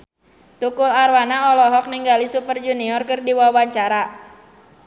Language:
Sundanese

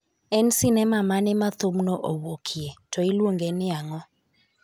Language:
Luo (Kenya and Tanzania)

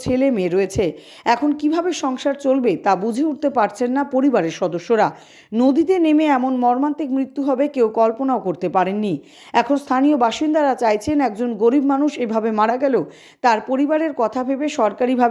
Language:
Italian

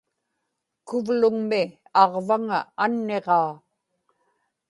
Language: Inupiaq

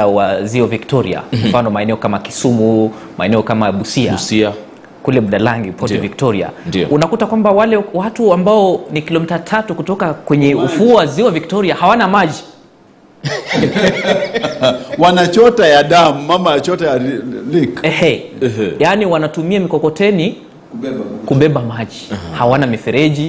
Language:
Swahili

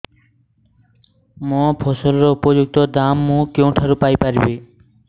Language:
Odia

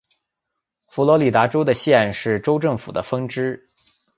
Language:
Chinese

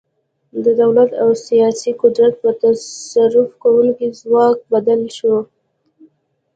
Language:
Pashto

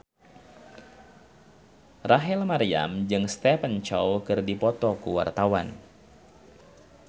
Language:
Sundanese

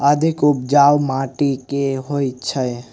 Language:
Maithili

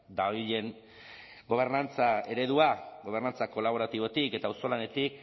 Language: Basque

